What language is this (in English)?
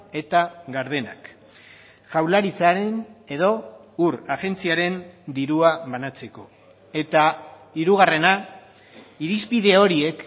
Basque